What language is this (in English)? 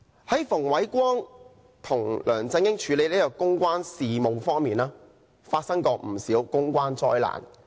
Cantonese